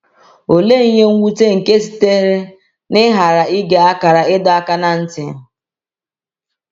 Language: Igbo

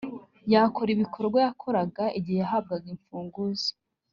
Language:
Kinyarwanda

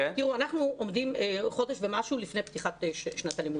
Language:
Hebrew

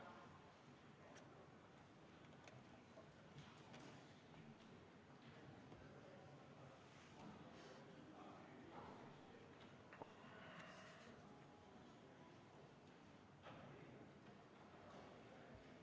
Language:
Estonian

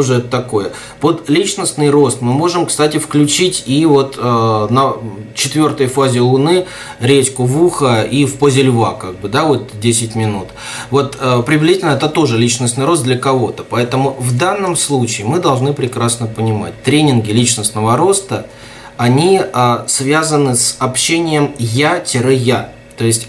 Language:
Russian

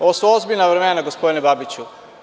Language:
Serbian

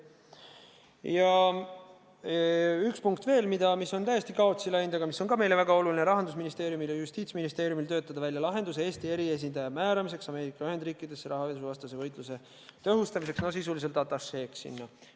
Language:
Estonian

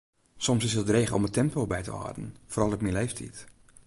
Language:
Western Frisian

